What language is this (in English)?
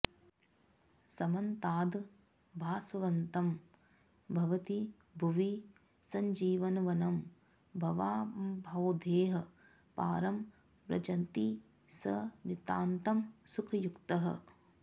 Sanskrit